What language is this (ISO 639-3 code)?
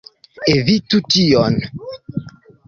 epo